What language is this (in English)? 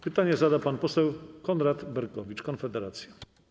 Polish